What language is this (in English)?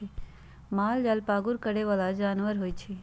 Magahi